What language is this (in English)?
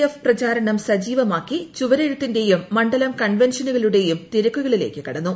Malayalam